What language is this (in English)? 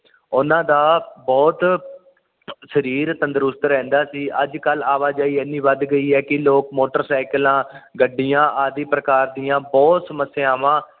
Punjabi